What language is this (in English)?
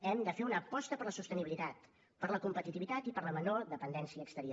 Catalan